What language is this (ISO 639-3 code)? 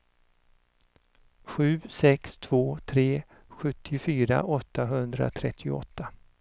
swe